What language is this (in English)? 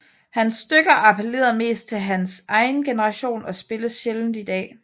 Danish